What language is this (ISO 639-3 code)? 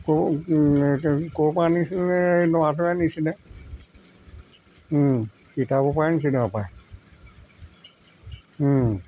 asm